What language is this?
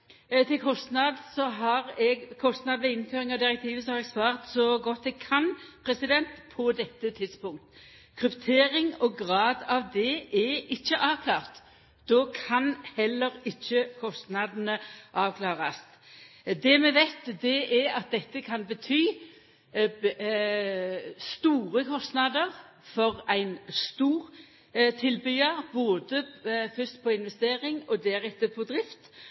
Norwegian Nynorsk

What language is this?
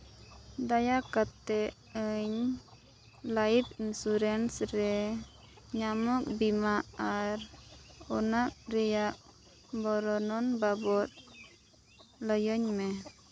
Santali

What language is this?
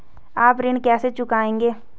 Hindi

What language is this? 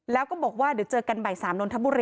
Thai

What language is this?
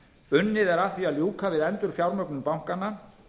Icelandic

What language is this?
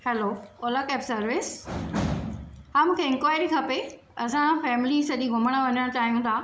Sindhi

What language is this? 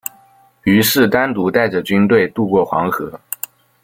Chinese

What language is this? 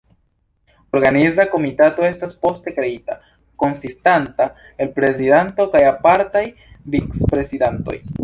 Esperanto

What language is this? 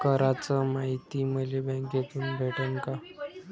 Marathi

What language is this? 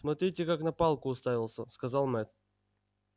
Russian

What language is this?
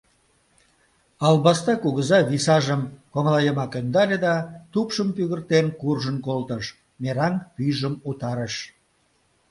Mari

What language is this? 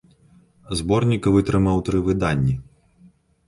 Belarusian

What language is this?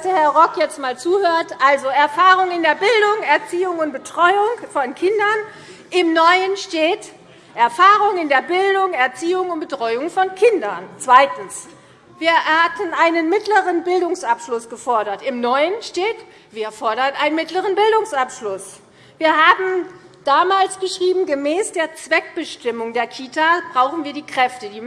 German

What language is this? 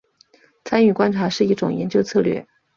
Chinese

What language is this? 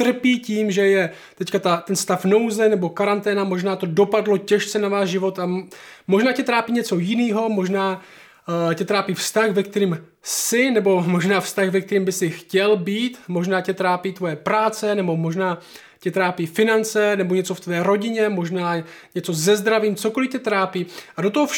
Czech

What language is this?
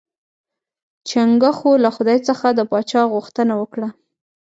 Pashto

